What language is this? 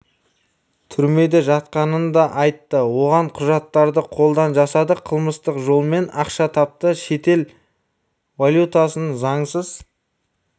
Kazakh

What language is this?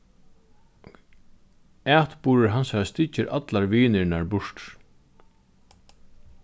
Faroese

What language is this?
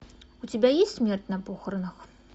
Russian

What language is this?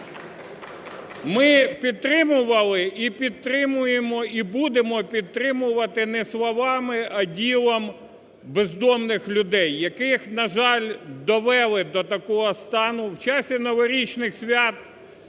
Ukrainian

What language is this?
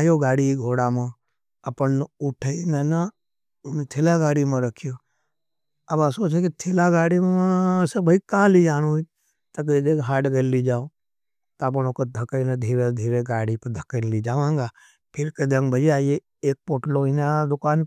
Nimadi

